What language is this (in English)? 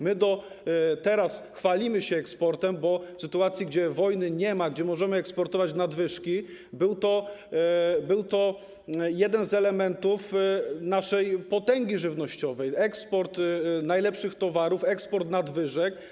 Polish